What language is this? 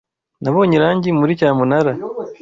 Kinyarwanda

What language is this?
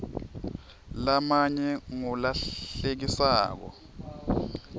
Swati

